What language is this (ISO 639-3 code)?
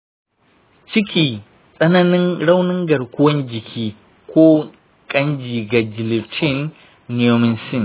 hau